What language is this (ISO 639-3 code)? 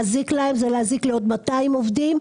heb